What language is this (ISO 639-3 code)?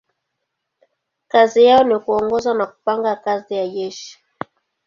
swa